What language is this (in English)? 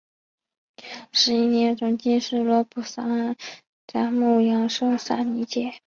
Chinese